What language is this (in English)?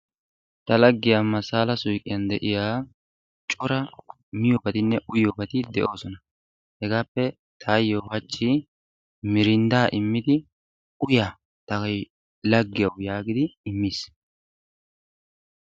Wolaytta